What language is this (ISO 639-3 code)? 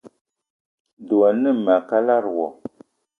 eto